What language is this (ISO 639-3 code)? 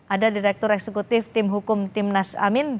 ind